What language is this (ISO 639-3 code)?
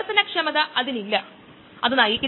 mal